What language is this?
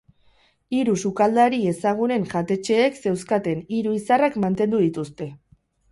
Basque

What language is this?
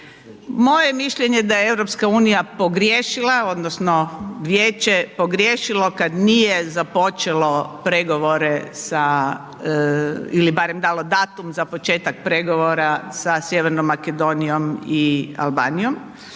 Croatian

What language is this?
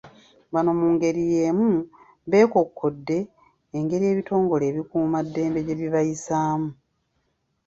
Ganda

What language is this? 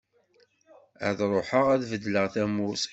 Kabyle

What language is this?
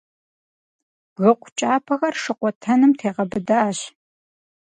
Kabardian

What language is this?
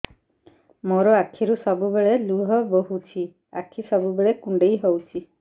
Odia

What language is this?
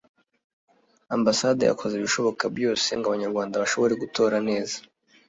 Kinyarwanda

